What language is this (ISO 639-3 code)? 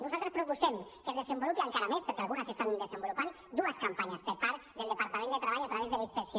cat